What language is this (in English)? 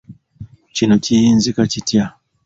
Ganda